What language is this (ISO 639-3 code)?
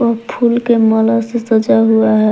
hin